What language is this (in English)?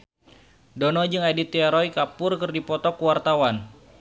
Sundanese